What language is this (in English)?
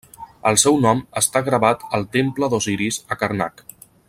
Catalan